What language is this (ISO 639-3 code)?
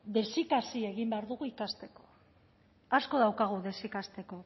eus